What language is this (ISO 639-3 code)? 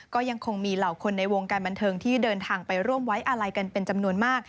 tha